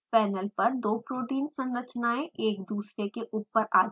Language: Hindi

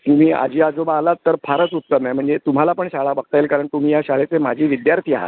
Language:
Marathi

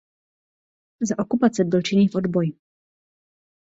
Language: Czech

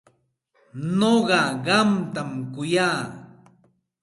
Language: Santa Ana de Tusi Pasco Quechua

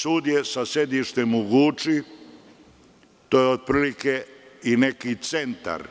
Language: Serbian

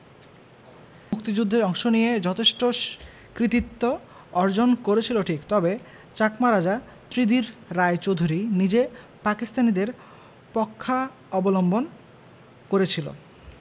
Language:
Bangla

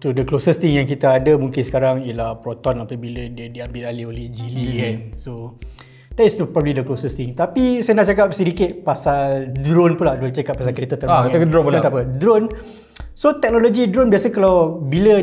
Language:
Malay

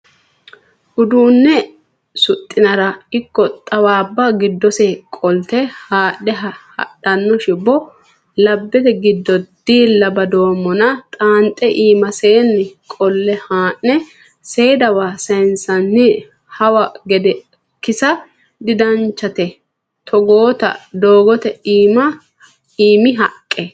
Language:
Sidamo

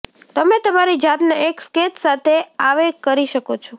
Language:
Gujarati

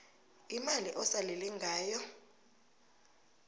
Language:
South Ndebele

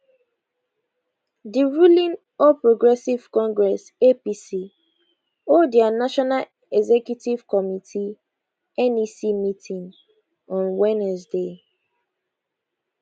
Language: Nigerian Pidgin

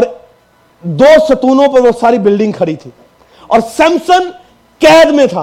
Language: Urdu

